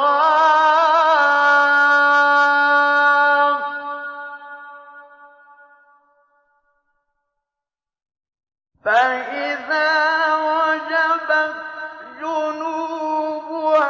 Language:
Arabic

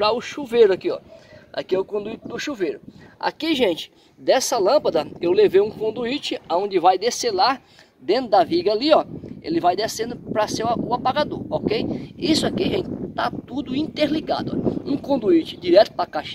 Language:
Portuguese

